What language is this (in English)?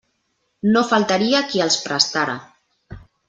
Catalan